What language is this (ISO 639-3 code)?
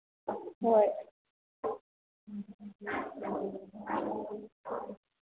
mni